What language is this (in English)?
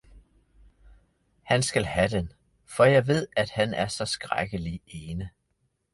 Danish